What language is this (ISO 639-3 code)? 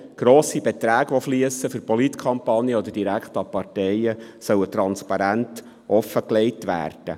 gsw